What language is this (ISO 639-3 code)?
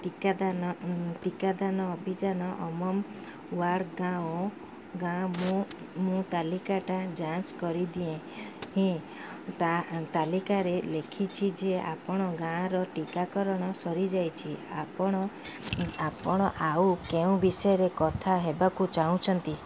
ori